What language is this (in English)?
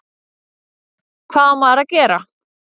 Icelandic